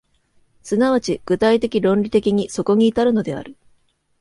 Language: Japanese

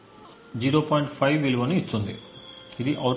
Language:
Telugu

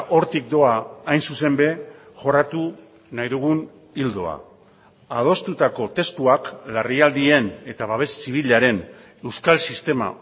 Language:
Basque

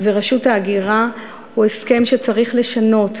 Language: Hebrew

